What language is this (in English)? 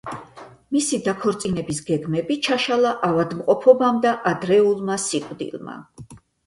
Georgian